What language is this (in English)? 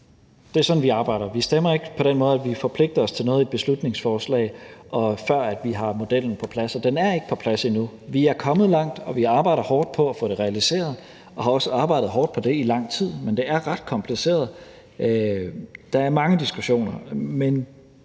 Danish